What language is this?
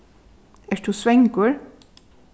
Faroese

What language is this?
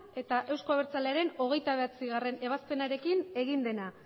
Basque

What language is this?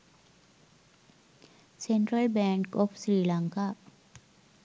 Sinhala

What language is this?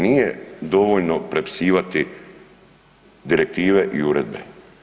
Croatian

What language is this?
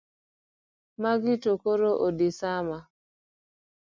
Luo (Kenya and Tanzania)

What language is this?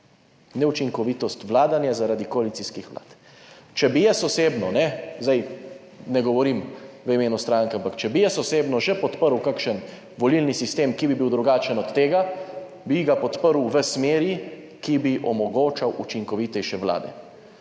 Slovenian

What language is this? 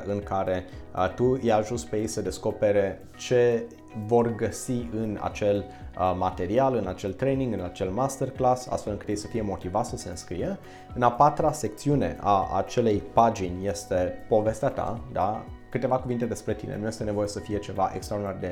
Romanian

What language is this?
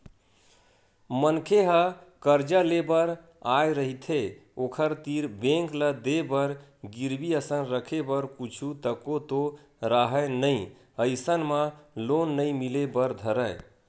Chhattisgarhi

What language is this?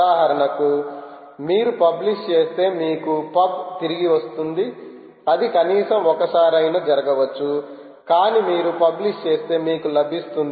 Telugu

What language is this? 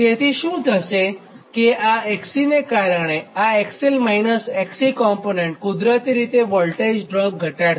Gujarati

